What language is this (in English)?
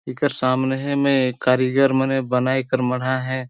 Sadri